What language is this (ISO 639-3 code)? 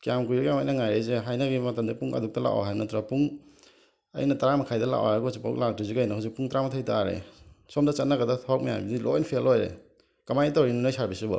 mni